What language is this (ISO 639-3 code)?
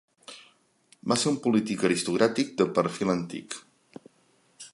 cat